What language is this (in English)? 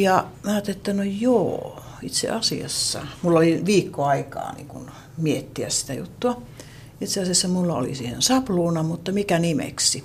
Finnish